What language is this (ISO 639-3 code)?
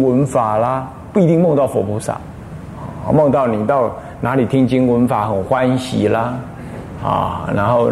zho